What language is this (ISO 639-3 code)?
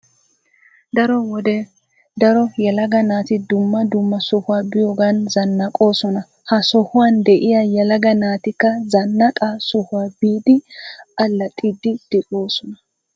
wal